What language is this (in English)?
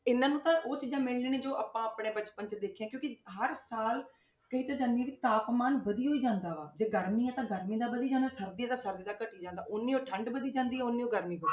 Punjabi